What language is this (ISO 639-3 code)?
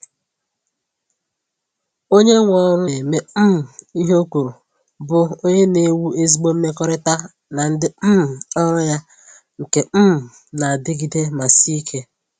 ibo